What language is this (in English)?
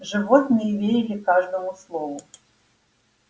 Russian